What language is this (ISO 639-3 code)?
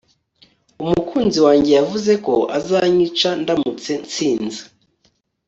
kin